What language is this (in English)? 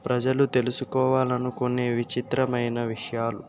Telugu